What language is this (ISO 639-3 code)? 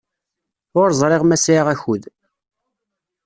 kab